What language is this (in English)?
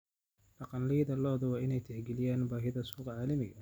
Somali